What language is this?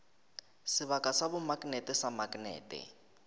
Northern Sotho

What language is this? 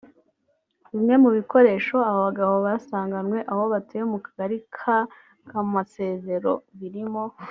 Kinyarwanda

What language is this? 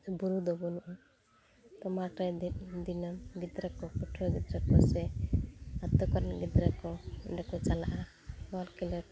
Santali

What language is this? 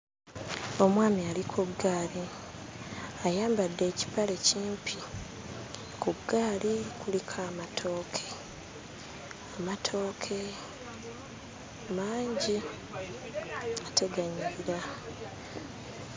Ganda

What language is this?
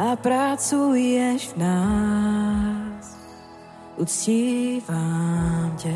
Czech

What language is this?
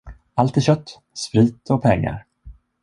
Swedish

